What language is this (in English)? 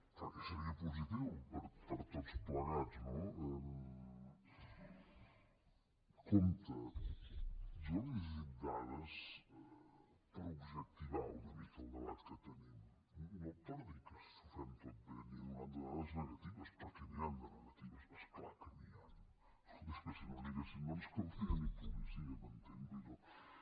Catalan